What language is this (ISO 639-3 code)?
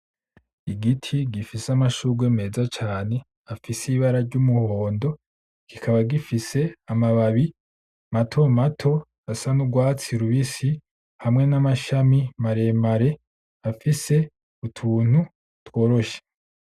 run